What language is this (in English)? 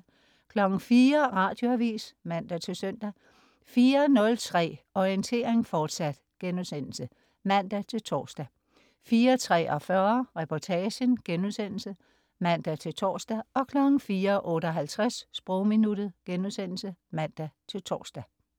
Danish